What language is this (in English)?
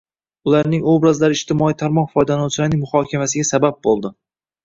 Uzbek